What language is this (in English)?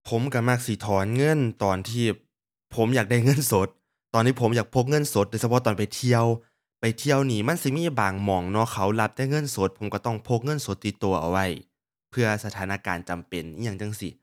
Thai